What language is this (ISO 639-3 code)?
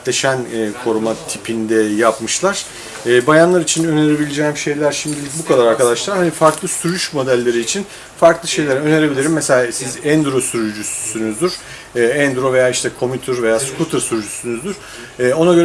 tur